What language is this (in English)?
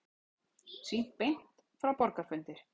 Icelandic